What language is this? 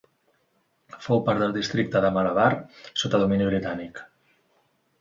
Catalan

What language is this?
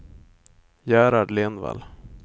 Swedish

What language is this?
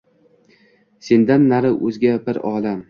Uzbek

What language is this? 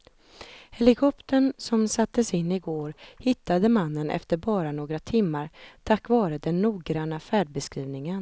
Swedish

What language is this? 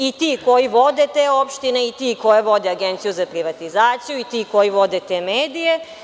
Serbian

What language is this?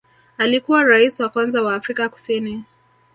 Swahili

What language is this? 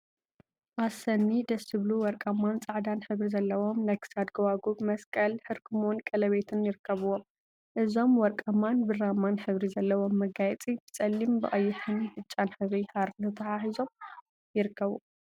Tigrinya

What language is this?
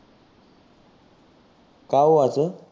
Marathi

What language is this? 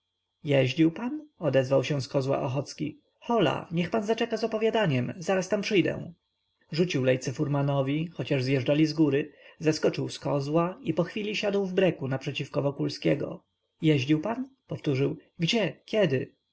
Polish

